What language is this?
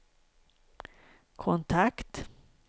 Swedish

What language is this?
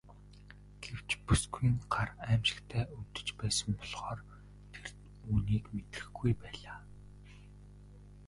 Mongolian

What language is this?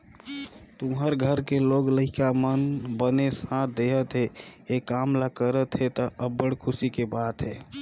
Chhattisgarhi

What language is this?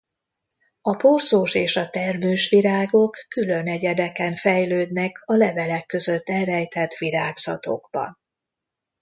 Hungarian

